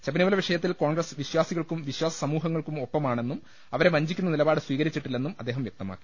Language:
Malayalam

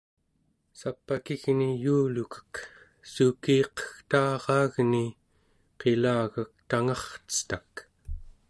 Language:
Central Yupik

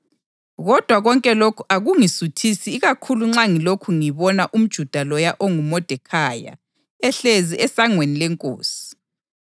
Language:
North Ndebele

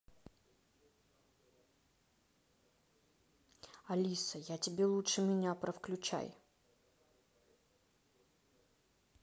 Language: Russian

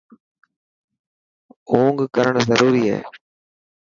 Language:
Dhatki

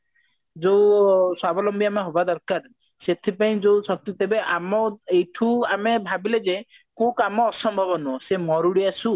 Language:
Odia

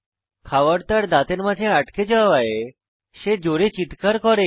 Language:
Bangla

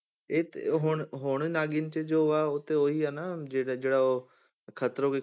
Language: Punjabi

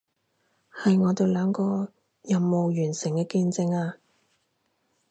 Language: Cantonese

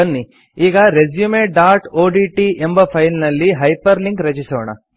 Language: Kannada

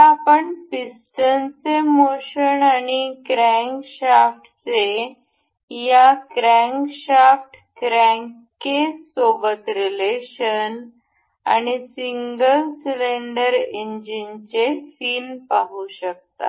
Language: Marathi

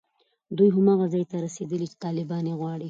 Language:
Pashto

